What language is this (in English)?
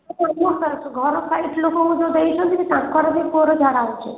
Odia